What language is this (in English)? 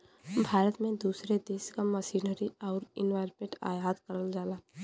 Bhojpuri